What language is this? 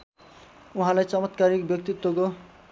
Nepali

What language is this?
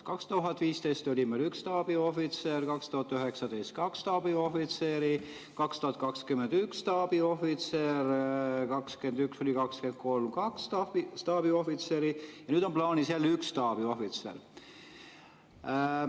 Estonian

